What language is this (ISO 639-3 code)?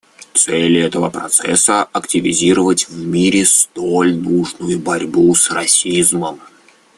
rus